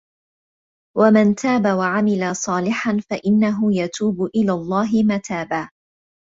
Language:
Arabic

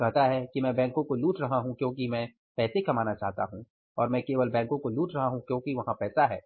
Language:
Hindi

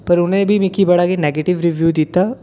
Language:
Dogri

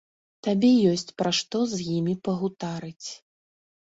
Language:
Belarusian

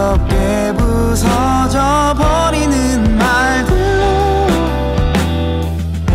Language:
Korean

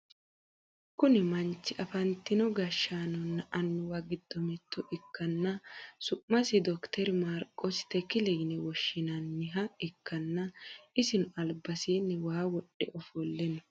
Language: Sidamo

